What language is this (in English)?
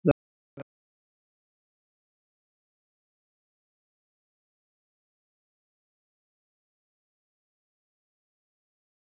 Icelandic